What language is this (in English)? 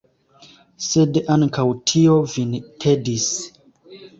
Esperanto